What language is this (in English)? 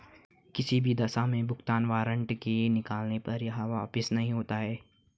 Hindi